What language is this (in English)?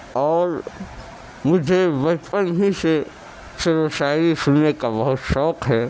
Urdu